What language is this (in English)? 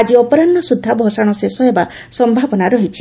Odia